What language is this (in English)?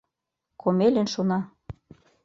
Mari